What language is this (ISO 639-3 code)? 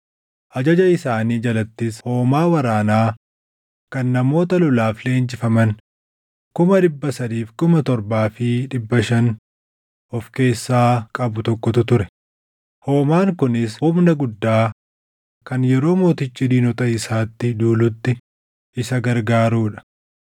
orm